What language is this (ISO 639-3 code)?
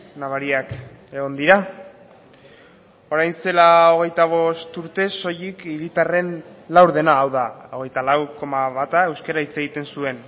eus